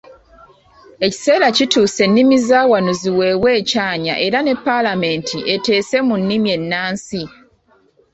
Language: Ganda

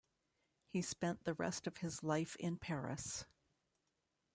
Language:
English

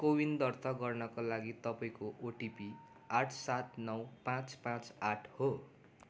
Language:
Nepali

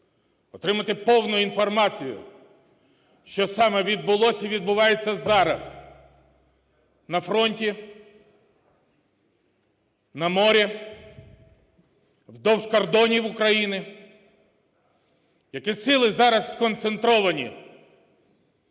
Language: Ukrainian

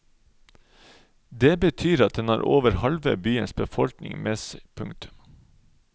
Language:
Norwegian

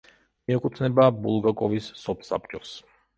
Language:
Georgian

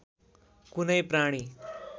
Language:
Nepali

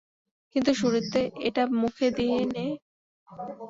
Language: Bangla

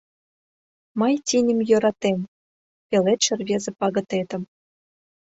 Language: Mari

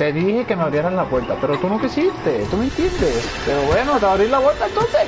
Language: Spanish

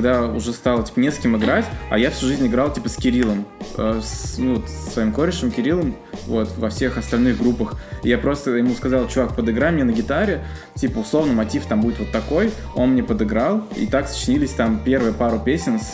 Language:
Russian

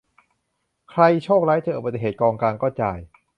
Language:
Thai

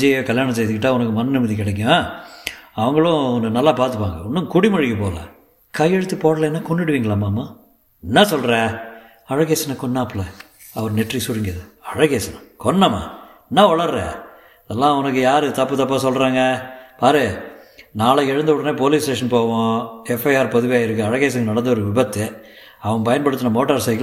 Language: Tamil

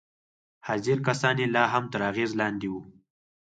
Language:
Pashto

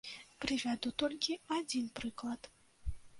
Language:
Belarusian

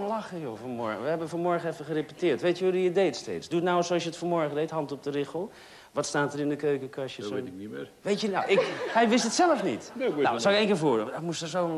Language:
Dutch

